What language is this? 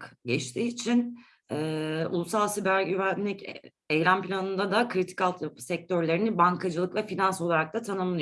Turkish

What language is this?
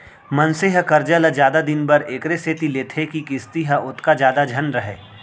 Chhattisgarhi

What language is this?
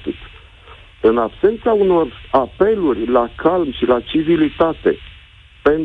Romanian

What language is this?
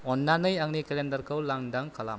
Bodo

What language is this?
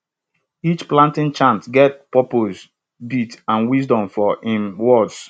Nigerian Pidgin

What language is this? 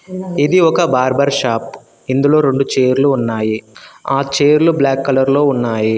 Telugu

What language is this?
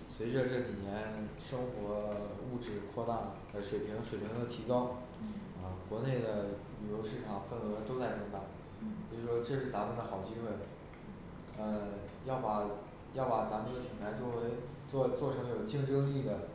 Chinese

